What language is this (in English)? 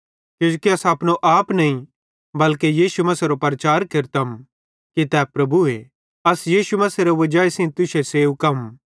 Bhadrawahi